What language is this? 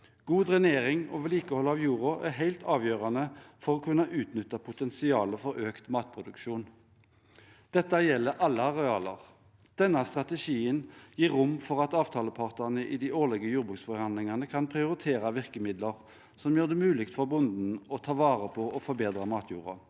Norwegian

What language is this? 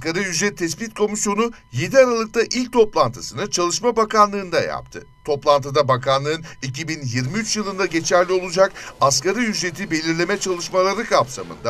Turkish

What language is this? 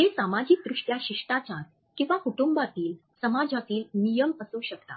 Marathi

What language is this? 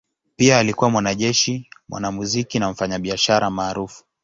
Swahili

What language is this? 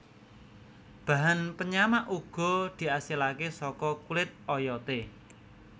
Javanese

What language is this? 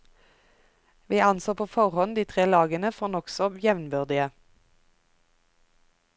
Norwegian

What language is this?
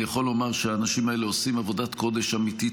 Hebrew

